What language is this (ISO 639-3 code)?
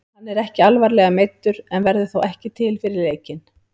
isl